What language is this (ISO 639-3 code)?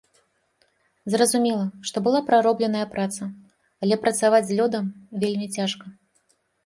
bel